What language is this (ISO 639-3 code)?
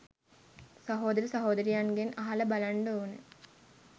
sin